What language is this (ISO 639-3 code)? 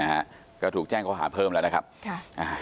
tha